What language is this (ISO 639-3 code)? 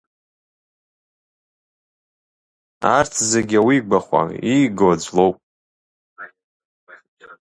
abk